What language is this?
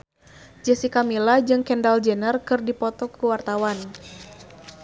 Sundanese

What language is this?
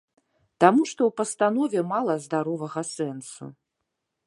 Belarusian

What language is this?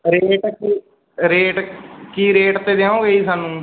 Punjabi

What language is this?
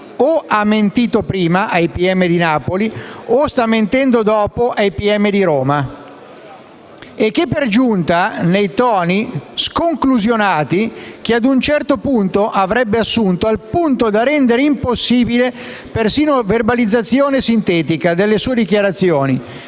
Italian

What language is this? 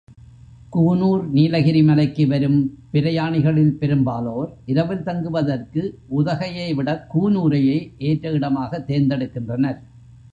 Tamil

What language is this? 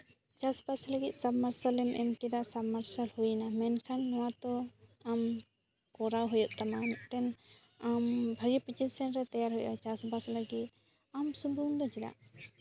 Santali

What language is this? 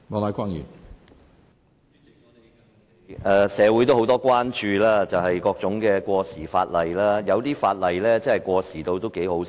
Cantonese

